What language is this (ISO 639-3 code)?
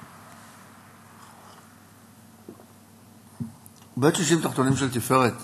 heb